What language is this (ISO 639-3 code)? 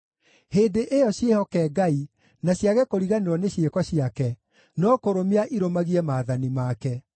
kik